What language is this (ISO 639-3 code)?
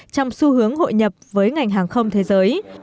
vie